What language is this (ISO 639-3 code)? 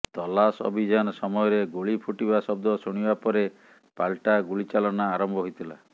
ori